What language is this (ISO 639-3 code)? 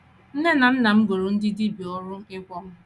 ibo